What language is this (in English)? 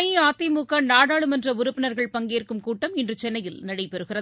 Tamil